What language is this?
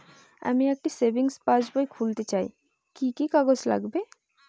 Bangla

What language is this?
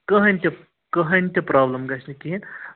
Kashmiri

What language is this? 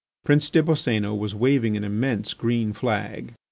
English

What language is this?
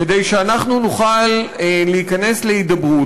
Hebrew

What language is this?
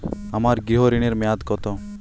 Bangla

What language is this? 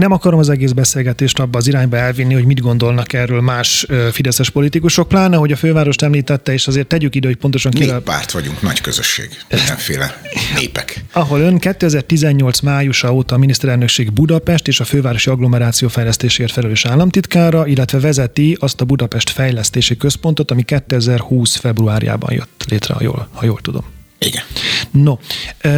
Hungarian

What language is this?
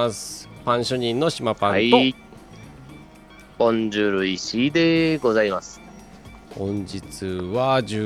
Japanese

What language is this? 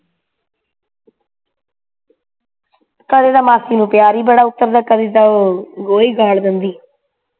Punjabi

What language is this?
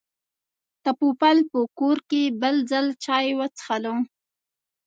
Pashto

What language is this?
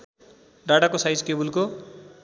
Nepali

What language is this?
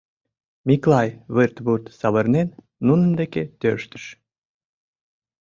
Mari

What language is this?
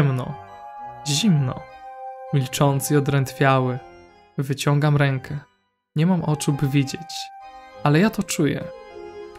Polish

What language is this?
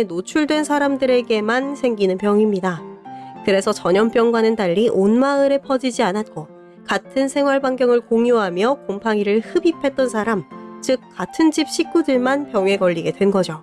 Korean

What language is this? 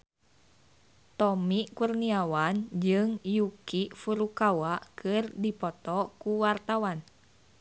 Sundanese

